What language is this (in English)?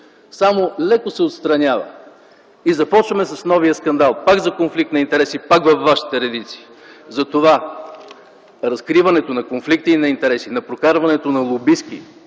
Bulgarian